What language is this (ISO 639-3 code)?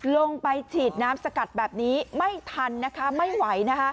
tha